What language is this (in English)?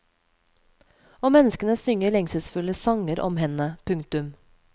Norwegian